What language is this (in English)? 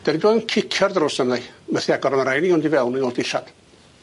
Welsh